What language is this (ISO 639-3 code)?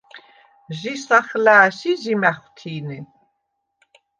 sva